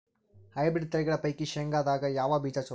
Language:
Kannada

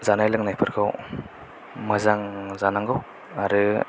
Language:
Bodo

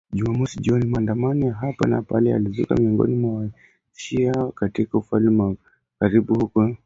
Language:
Swahili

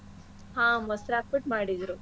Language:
Kannada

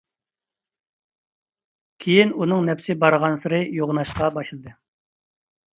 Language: Uyghur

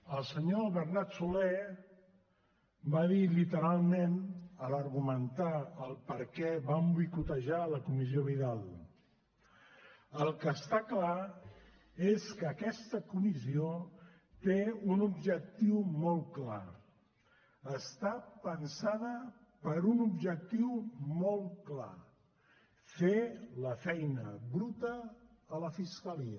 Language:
Catalan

